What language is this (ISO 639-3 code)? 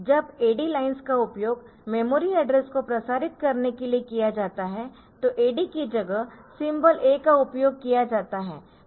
hin